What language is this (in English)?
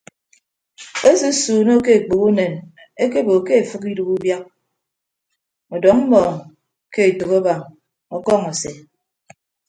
Ibibio